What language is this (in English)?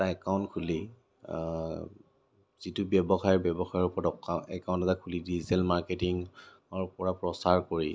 Assamese